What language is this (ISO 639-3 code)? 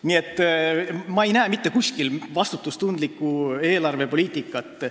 est